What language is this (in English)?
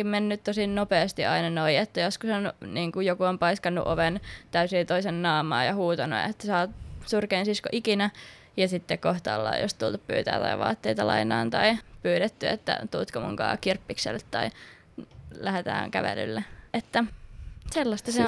Finnish